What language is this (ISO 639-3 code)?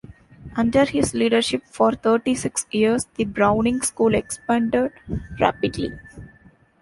eng